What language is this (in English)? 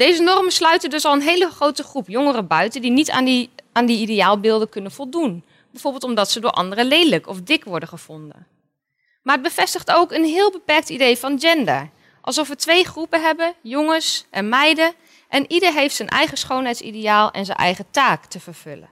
Dutch